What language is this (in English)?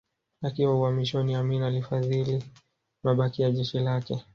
Swahili